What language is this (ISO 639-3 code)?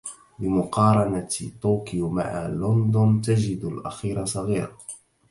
ara